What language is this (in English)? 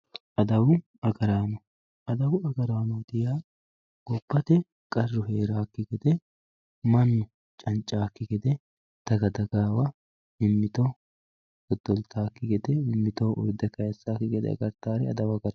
Sidamo